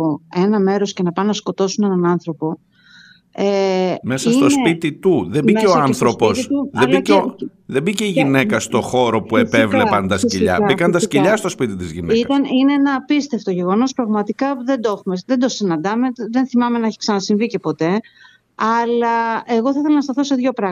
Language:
Greek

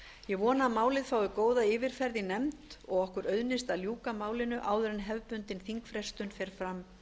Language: Icelandic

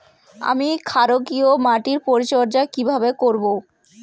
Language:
Bangla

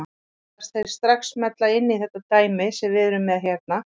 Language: Icelandic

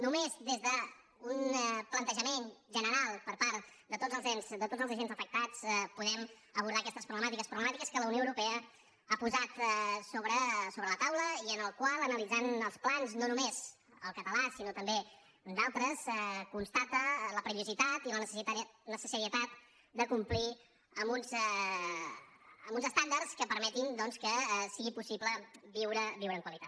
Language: Catalan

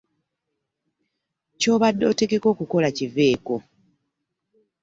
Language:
Ganda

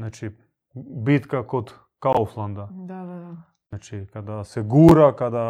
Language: Croatian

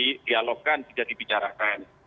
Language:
Indonesian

